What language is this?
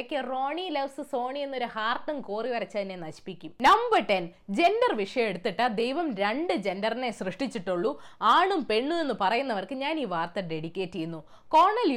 Malayalam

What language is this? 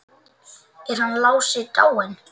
Icelandic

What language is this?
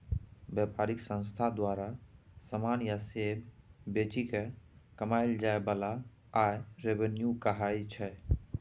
Maithili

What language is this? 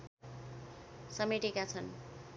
Nepali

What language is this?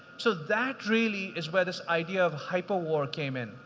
English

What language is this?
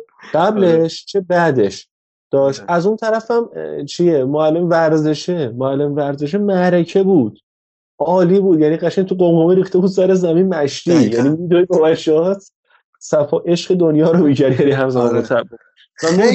Persian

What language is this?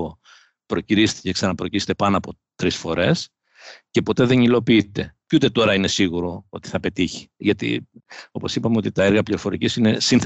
Greek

